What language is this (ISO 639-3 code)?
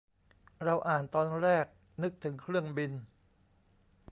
tha